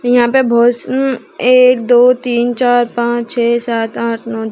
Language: Hindi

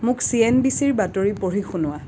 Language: Assamese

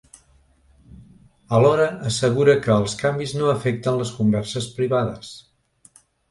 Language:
Catalan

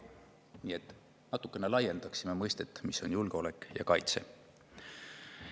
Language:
Estonian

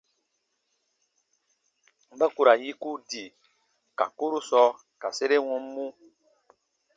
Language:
Baatonum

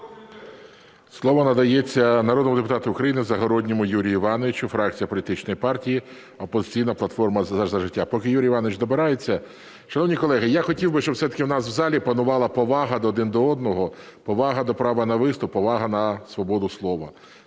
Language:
Ukrainian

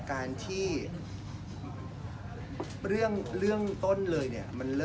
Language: Thai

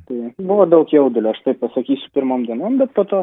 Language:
Lithuanian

